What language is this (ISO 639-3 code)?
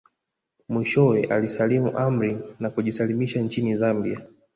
swa